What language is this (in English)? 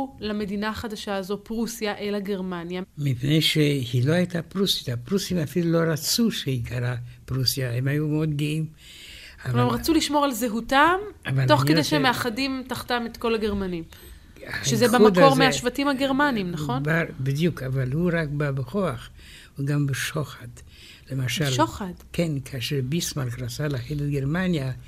Hebrew